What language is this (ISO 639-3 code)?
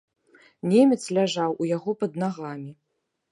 bel